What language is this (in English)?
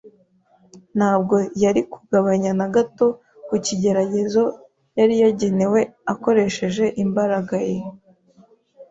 Kinyarwanda